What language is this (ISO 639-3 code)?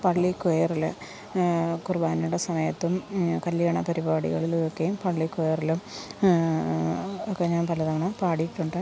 mal